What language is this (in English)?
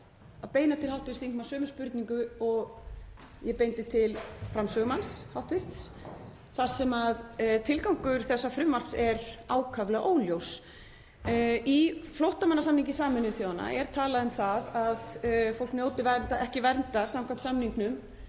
Icelandic